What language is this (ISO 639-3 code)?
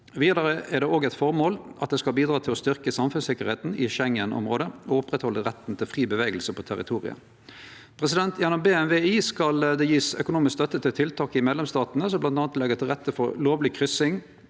nor